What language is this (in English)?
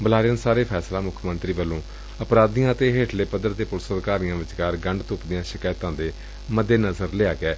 Punjabi